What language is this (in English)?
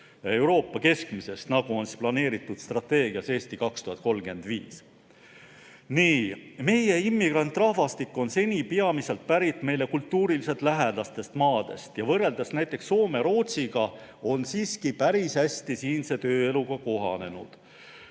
Estonian